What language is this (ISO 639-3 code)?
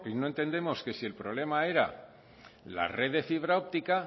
spa